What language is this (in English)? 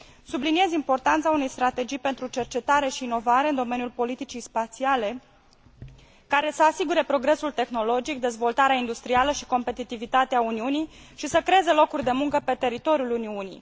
Romanian